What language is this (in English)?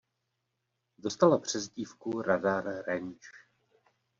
Czech